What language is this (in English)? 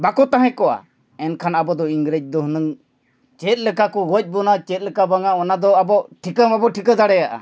Santali